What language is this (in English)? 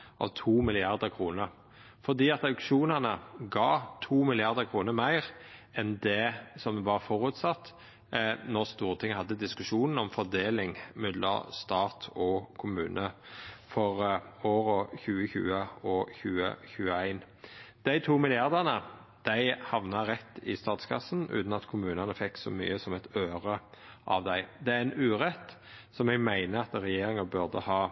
Norwegian Nynorsk